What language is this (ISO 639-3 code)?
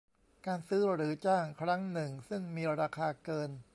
tha